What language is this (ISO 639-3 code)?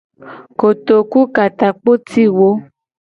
gej